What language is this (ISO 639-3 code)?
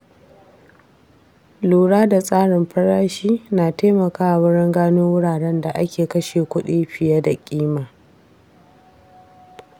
hau